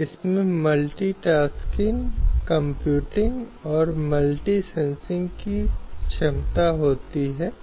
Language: Hindi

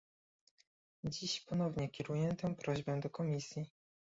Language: Polish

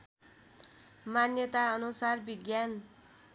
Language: Nepali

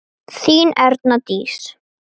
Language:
Icelandic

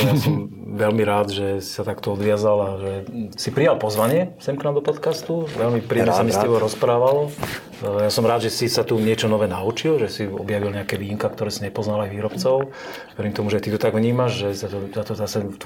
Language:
Slovak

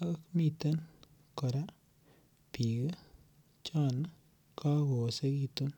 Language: Kalenjin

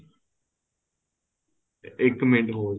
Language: Punjabi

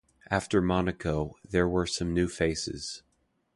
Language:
English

